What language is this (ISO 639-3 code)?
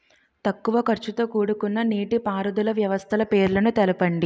tel